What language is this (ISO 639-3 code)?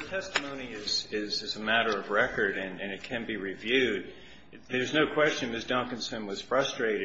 eng